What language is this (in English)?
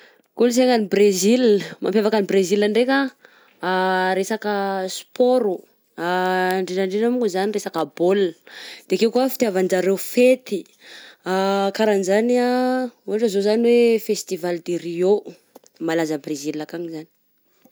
Southern Betsimisaraka Malagasy